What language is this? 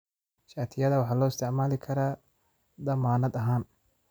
Somali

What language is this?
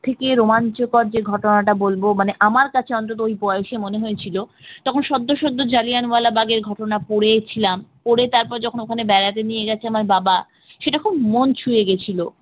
Bangla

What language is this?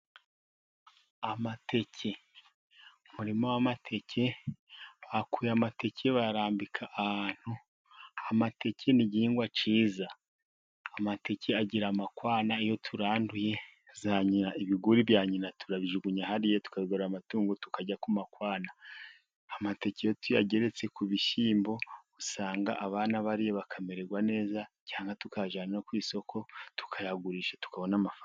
Kinyarwanda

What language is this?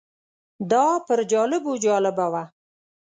Pashto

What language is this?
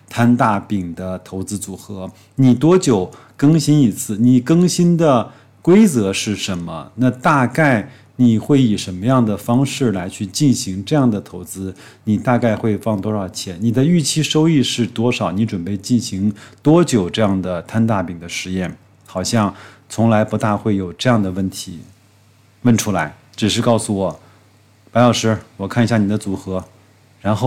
Chinese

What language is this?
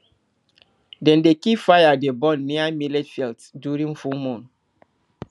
Nigerian Pidgin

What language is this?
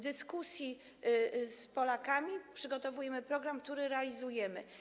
Polish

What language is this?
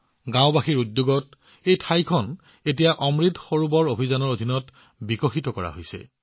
Assamese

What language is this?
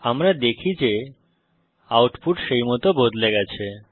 Bangla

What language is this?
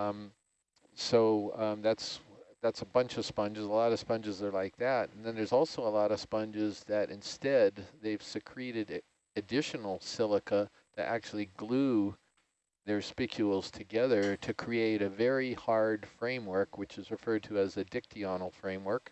English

